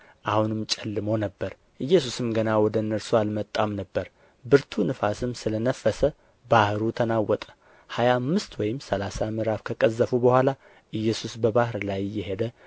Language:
Amharic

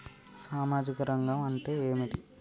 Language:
Telugu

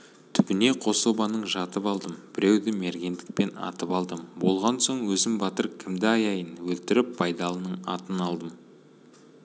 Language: Kazakh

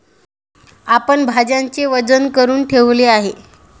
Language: Marathi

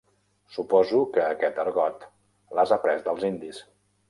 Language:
Catalan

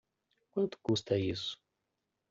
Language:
Portuguese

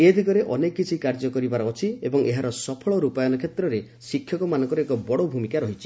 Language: Odia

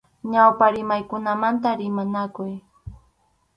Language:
Arequipa-La Unión Quechua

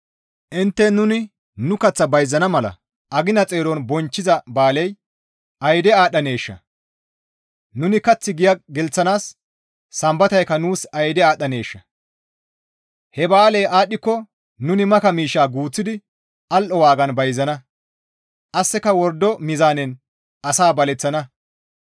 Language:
Gamo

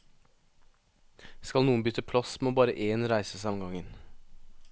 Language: Norwegian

